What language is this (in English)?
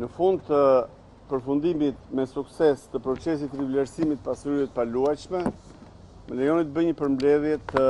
Romanian